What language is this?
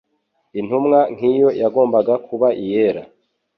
Kinyarwanda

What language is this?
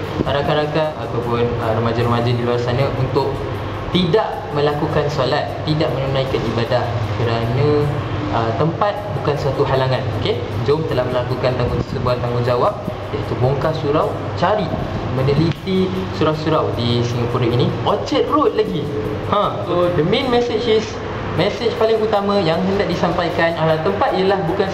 Malay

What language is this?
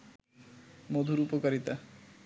Bangla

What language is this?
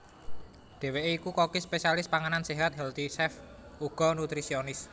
Javanese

